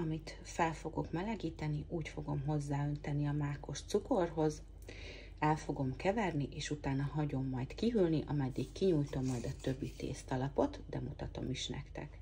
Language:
Hungarian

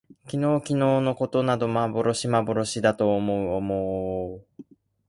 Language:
Japanese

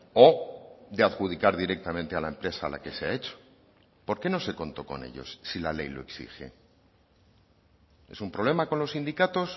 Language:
Spanish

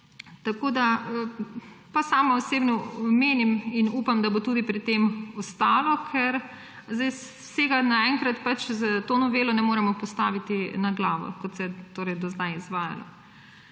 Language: Slovenian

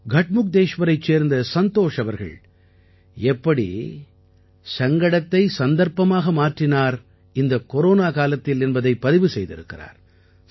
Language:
Tamil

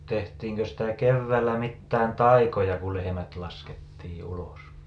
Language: Finnish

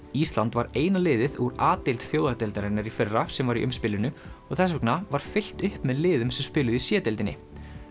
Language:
Icelandic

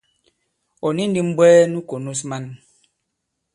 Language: Bankon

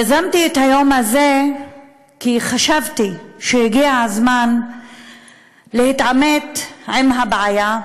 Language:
Hebrew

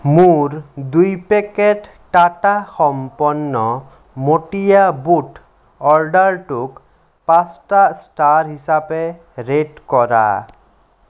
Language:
Assamese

